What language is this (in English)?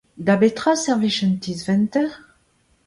Breton